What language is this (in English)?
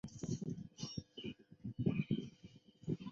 Chinese